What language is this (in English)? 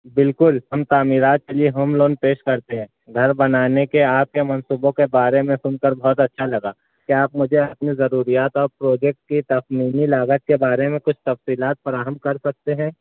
Urdu